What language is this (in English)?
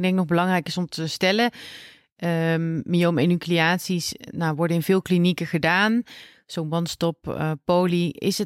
Dutch